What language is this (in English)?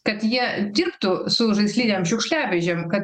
Lithuanian